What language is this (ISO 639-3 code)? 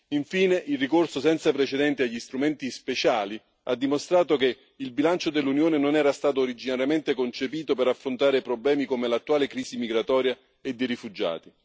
ita